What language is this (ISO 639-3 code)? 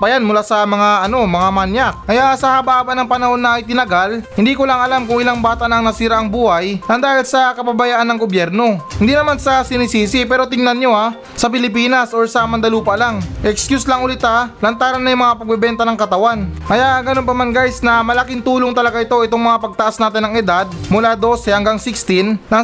fil